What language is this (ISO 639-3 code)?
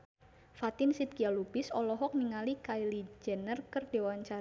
sun